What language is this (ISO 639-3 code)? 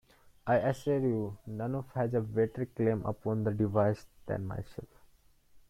eng